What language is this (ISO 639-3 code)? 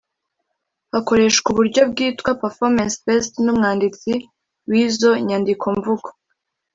kin